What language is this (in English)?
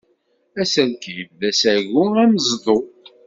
Kabyle